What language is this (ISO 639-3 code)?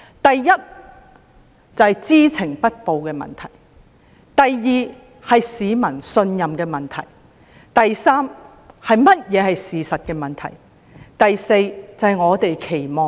yue